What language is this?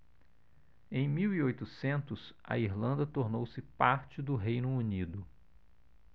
Portuguese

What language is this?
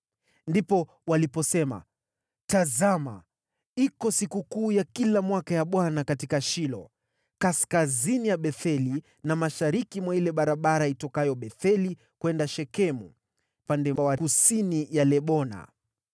Swahili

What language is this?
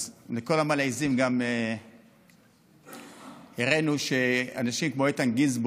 Hebrew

